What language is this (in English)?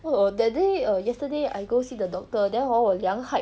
English